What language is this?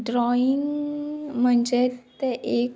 Konkani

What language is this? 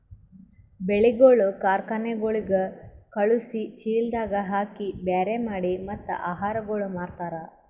Kannada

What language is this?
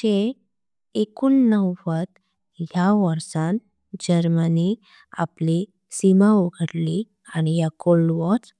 Konkani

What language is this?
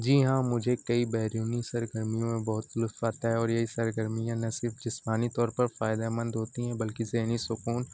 Urdu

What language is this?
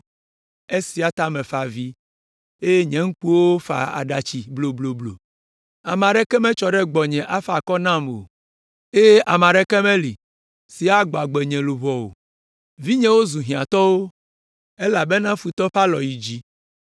Ewe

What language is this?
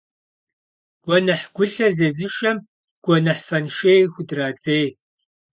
Kabardian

